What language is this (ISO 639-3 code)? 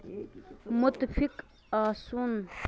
kas